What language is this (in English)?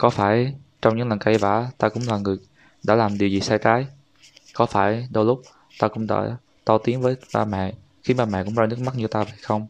Vietnamese